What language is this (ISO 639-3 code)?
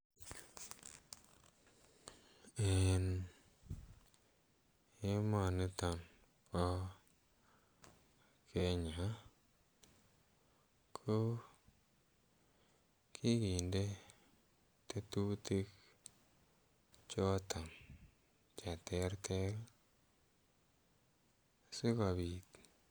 kln